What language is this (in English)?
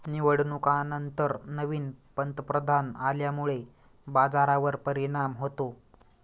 Marathi